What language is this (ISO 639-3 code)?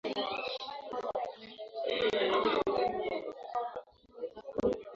swa